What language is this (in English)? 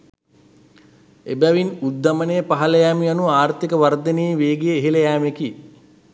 Sinhala